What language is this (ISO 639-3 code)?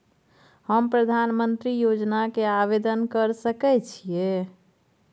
mai